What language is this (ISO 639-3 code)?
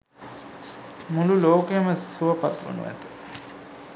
sin